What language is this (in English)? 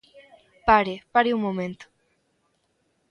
Galician